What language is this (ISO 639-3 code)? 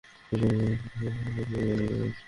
ben